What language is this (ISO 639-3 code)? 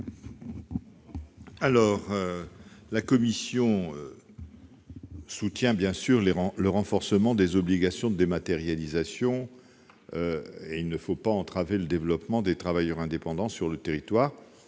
fra